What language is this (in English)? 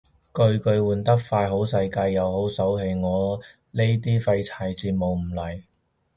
Cantonese